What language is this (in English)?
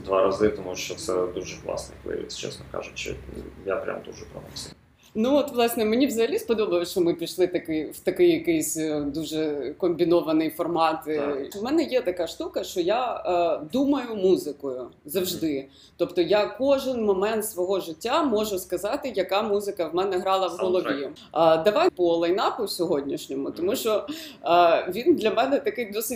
Ukrainian